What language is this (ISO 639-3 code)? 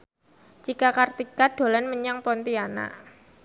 jav